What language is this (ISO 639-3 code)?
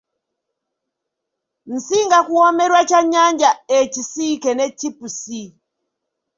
lug